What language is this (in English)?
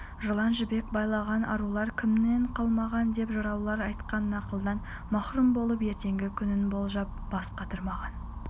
Kazakh